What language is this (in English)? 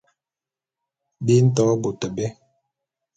Bulu